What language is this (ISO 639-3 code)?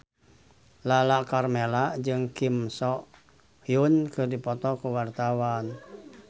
sun